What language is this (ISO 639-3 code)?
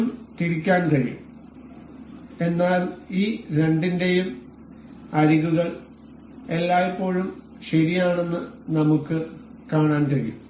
mal